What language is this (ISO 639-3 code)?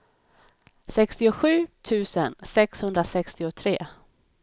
swe